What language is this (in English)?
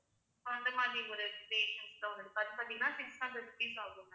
Tamil